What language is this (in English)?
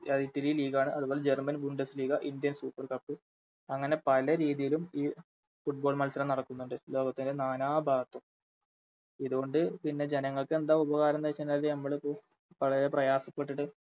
Malayalam